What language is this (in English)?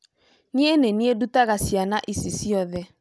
Kikuyu